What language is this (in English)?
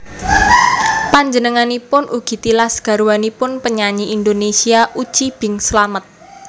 Javanese